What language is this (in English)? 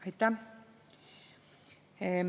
Estonian